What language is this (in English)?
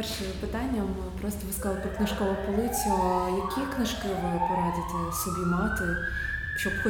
Ukrainian